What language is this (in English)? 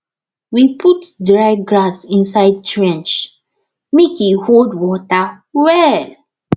Nigerian Pidgin